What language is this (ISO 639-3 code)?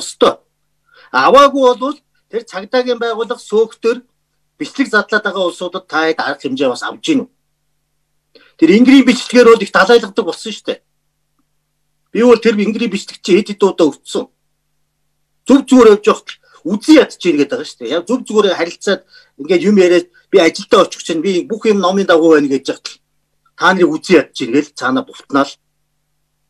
pol